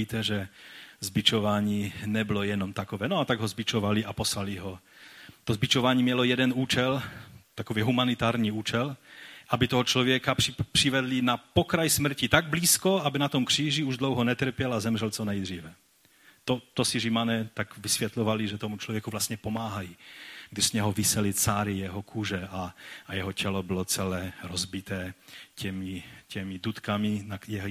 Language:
Czech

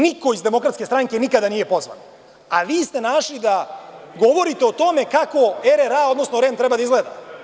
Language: Serbian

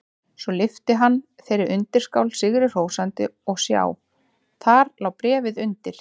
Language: Icelandic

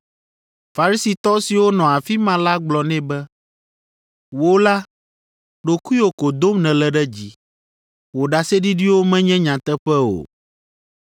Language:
Ewe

